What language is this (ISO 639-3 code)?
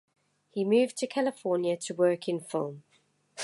eng